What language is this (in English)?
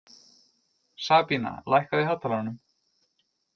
Icelandic